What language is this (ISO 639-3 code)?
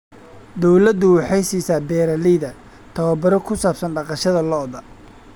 som